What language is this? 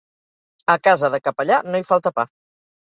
Catalan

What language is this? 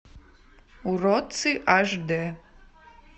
Russian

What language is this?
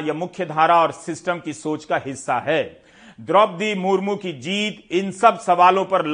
Hindi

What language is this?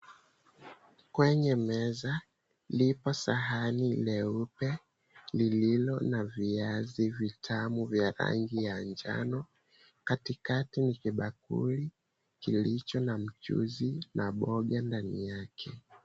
Swahili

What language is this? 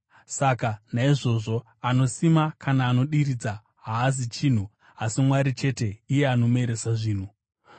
Shona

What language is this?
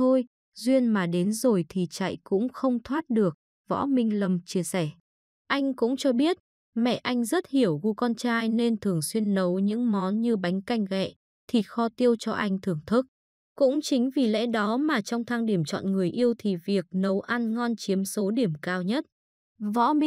Vietnamese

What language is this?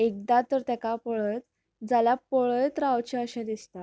Konkani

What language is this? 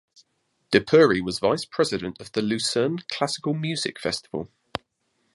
English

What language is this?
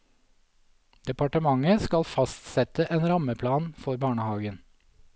Norwegian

